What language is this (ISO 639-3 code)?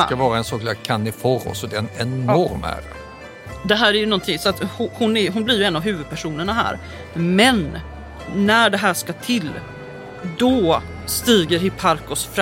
swe